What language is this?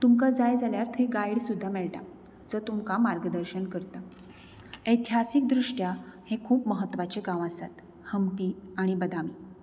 Konkani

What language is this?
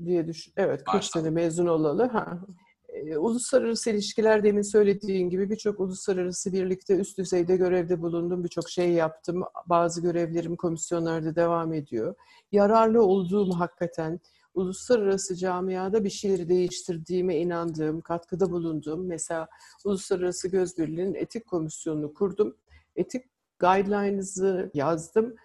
Turkish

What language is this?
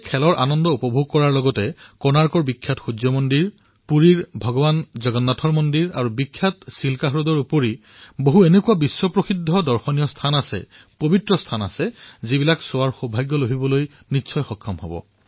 Assamese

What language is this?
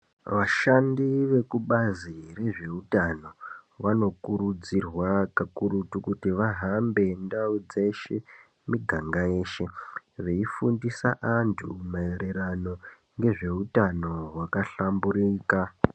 Ndau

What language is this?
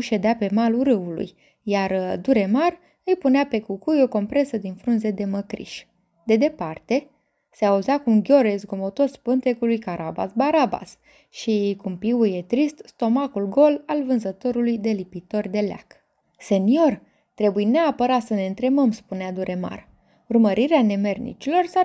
Romanian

